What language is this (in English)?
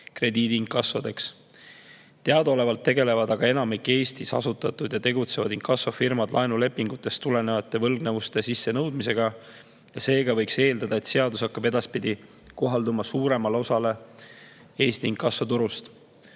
Estonian